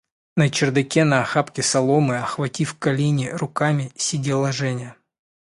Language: Russian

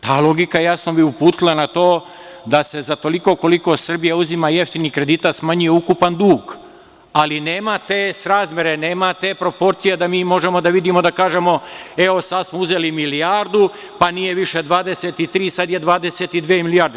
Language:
Serbian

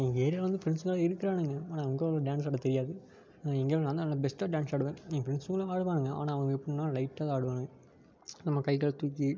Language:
Tamil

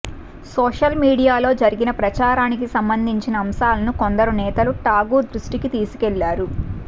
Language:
Telugu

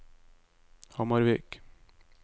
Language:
Norwegian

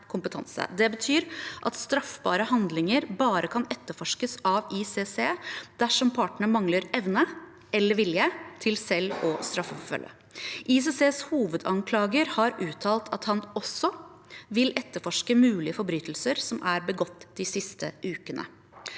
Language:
Norwegian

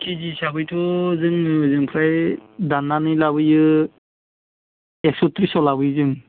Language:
Bodo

